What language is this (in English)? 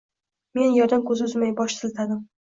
Uzbek